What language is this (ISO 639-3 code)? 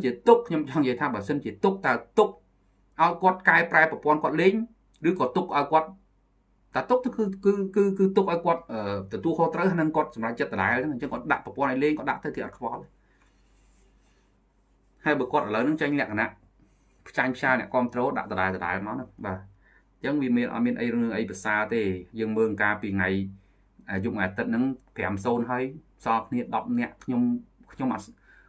vie